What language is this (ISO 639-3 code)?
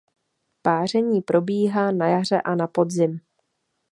ces